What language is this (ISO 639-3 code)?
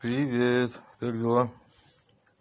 rus